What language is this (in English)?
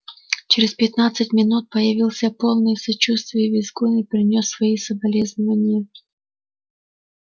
Russian